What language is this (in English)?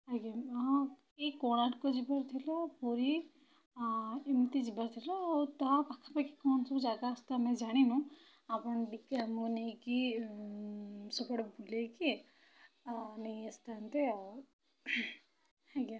Odia